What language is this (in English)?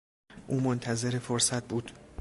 Persian